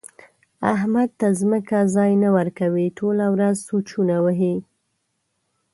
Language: Pashto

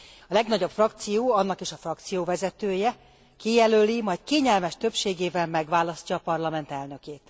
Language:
Hungarian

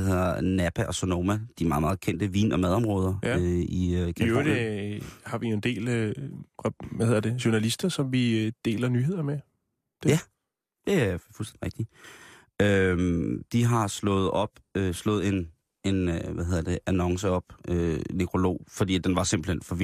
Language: Danish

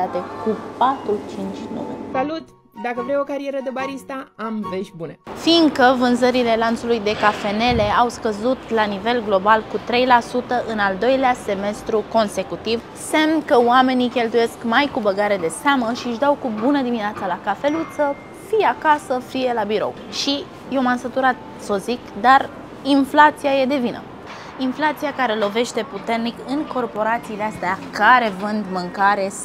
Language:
Romanian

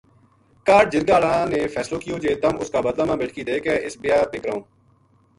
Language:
Gujari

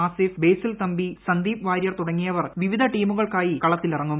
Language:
Malayalam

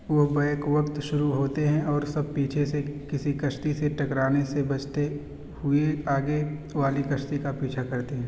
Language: Urdu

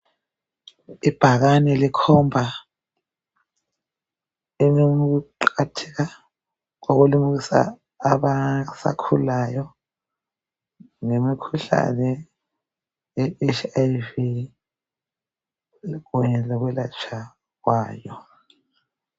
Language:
North Ndebele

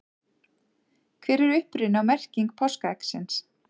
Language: Icelandic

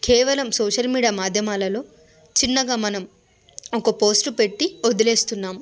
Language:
Telugu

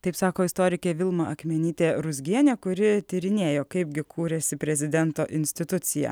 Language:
Lithuanian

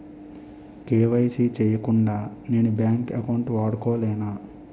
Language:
Telugu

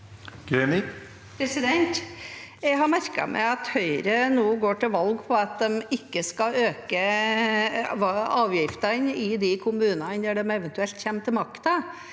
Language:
Norwegian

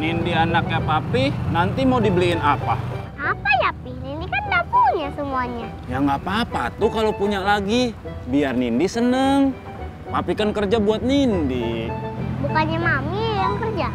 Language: Indonesian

